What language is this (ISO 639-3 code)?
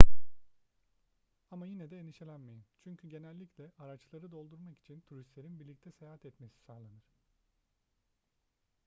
tur